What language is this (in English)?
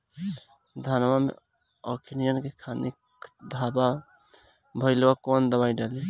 Bhojpuri